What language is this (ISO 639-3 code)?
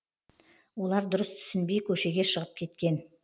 kaz